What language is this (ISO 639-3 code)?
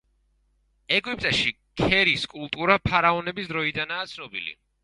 kat